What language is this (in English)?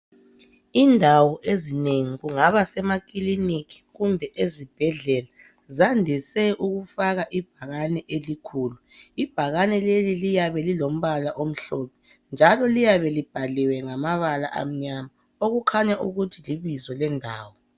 North Ndebele